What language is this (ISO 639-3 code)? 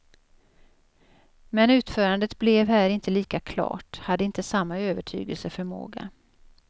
swe